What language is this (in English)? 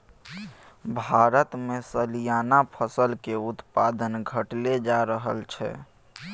Maithili